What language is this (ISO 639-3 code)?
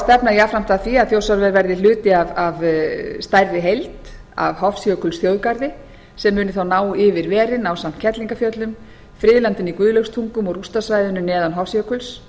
isl